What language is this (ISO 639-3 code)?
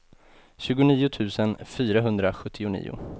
swe